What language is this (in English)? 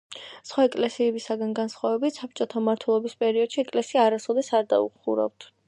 Georgian